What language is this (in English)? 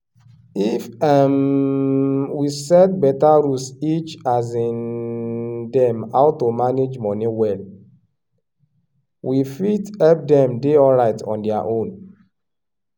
Nigerian Pidgin